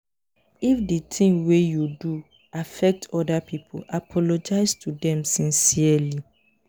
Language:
Nigerian Pidgin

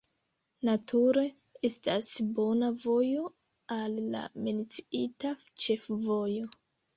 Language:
Esperanto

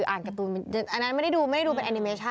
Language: Thai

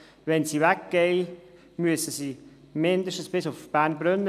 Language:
Swiss German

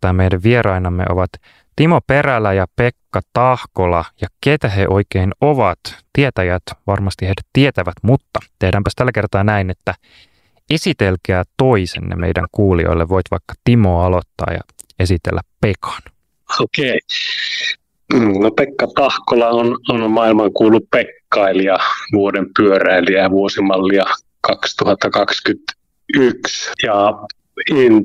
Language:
Finnish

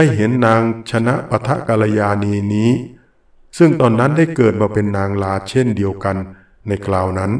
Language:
Thai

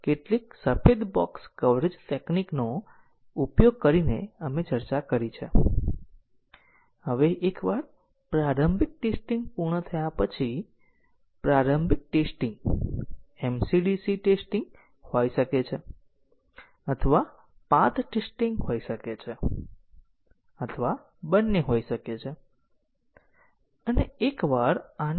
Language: Gujarati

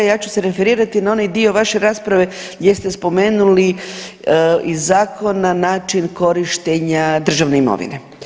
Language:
Croatian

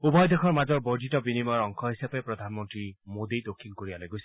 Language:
Assamese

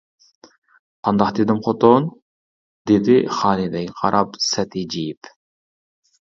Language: Uyghur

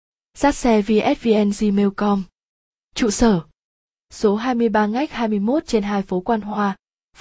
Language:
Vietnamese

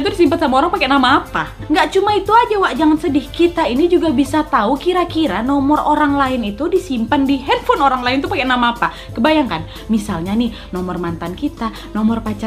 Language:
Indonesian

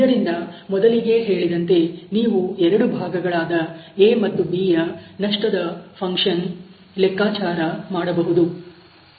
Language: Kannada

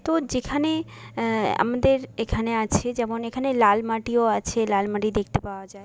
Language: Bangla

